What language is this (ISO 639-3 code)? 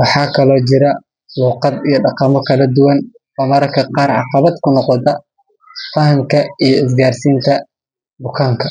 som